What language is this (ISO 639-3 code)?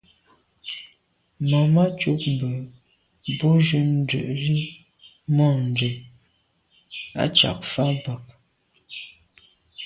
byv